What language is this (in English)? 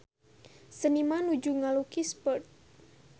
Sundanese